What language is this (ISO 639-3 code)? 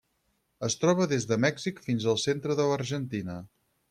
cat